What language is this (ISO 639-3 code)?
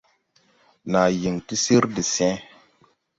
tui